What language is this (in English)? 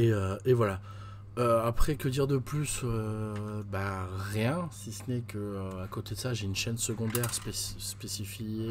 French